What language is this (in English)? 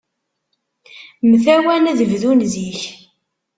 Kabyle